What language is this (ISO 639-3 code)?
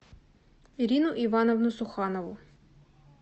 rus